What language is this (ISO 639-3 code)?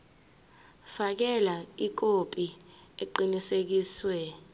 zul